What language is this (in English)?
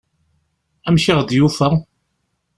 Kabyle